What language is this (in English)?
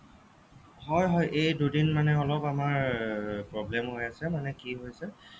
Assamese